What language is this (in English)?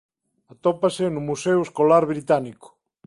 Galician